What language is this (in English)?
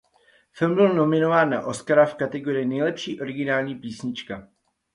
Czech